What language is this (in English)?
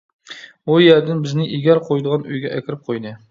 Uyghur